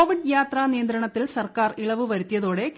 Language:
Malayalam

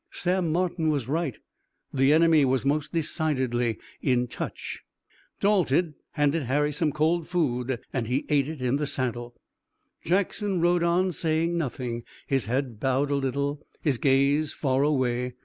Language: English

